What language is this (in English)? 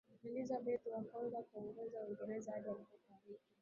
Swahili